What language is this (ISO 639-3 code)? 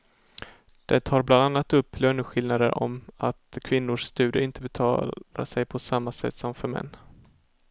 swe